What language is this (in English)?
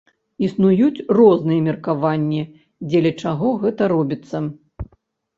Belarusian